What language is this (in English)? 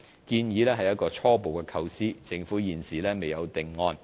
Cantonese